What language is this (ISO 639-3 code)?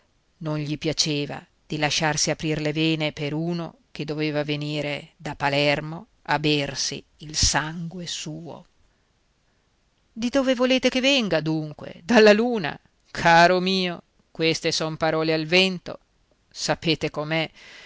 ita